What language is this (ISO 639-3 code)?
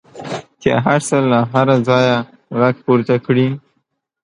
pus